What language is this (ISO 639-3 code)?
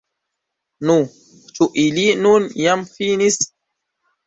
epo